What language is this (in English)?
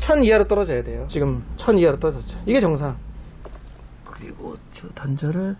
Korean